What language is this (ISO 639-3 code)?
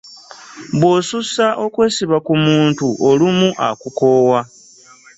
lug